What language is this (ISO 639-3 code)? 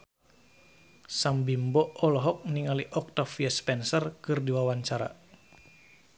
sun